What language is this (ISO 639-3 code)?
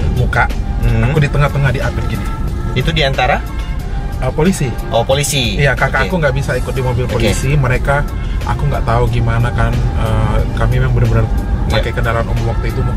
ind